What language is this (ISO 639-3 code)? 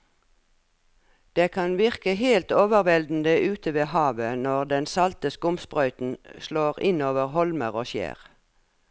nor